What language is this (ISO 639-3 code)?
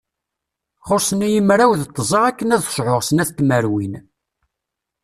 kab